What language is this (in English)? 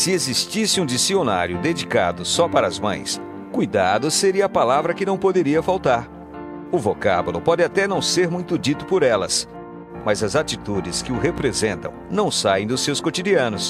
Portuguese